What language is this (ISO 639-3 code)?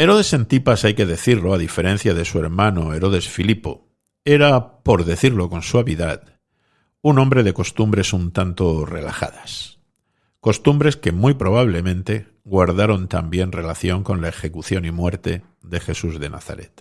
spa